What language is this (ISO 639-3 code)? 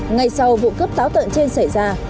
vie